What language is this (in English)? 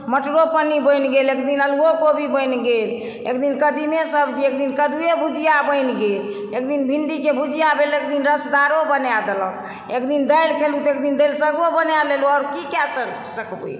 Maithili